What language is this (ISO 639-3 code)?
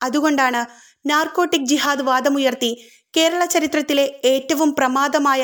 mal